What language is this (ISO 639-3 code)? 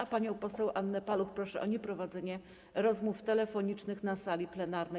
pol